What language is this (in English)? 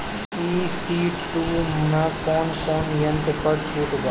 Bhojpuri